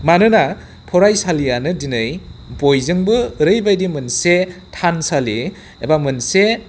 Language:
Bodo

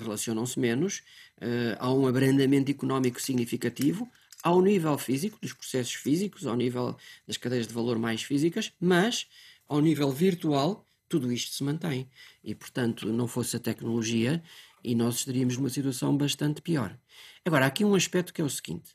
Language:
Portuguese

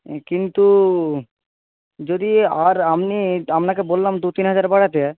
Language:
Bangla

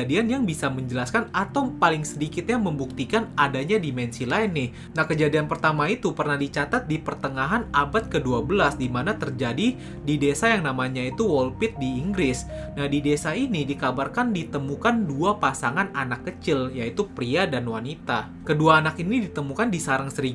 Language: Indonesian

